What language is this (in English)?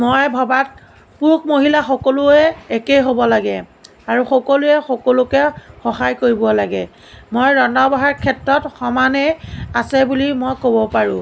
Assamese